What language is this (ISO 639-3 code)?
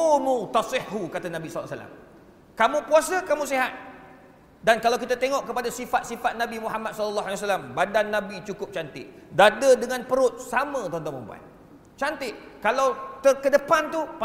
msa